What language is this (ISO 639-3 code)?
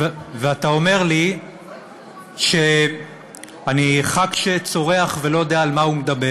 heb